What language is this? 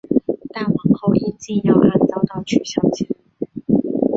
Chinese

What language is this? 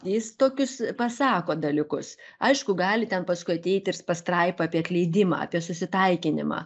Lithuanian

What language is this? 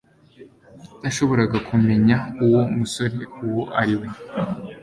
Kinyarwanda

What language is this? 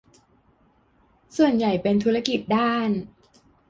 Thai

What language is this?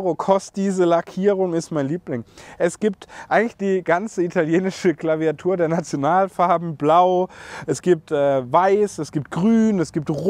German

